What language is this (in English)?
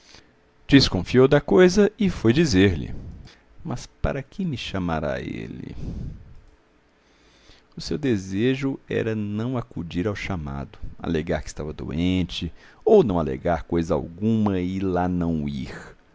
Portuguese